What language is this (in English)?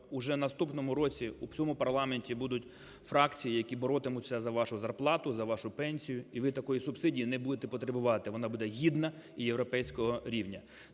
Ukrainian